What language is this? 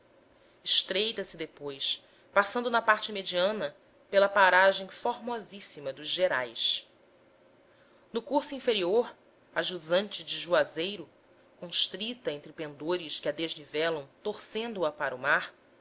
Portuguese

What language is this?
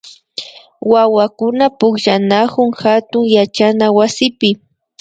Imbabura Highland Quichua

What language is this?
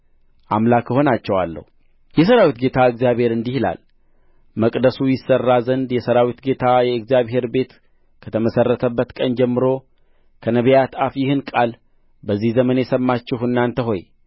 Amharic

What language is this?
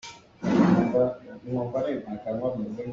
Hakha Chin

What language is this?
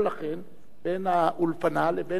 Hebrew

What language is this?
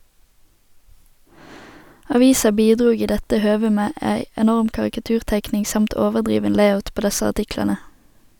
Norwegian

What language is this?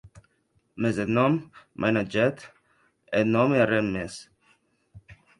Occitan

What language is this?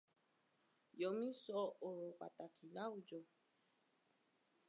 Yoruba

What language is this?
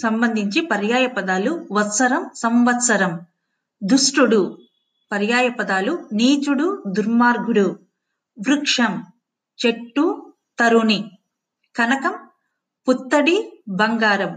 Telugu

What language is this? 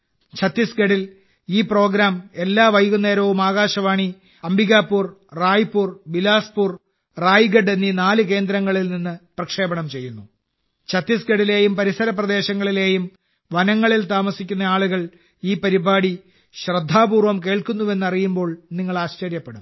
Malayalam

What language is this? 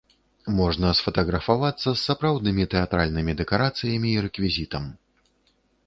Belarusian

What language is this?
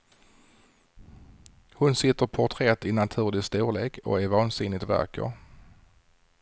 Swedish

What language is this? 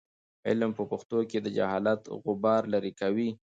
Pashto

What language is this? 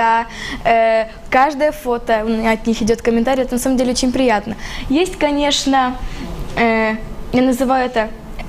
Russian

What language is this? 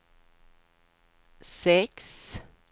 Swedish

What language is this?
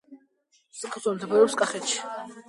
Georgian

